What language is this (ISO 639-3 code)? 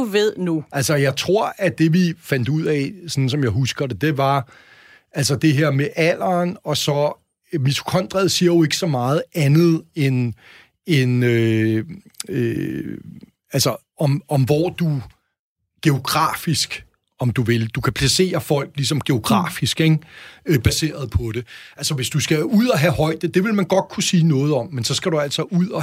dan